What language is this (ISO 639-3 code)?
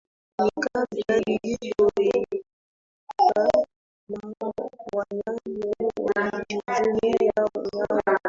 swa